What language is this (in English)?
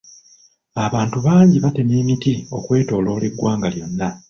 Ganda